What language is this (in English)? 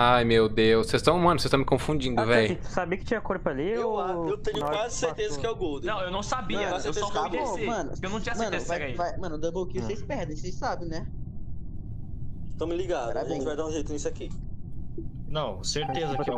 Portuguese